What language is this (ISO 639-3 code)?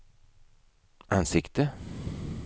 swe